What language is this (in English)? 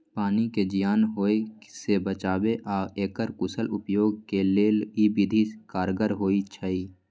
Magahi